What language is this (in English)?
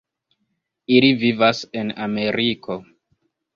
Esperanto